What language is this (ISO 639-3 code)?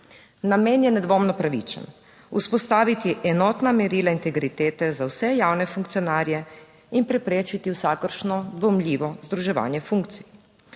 slv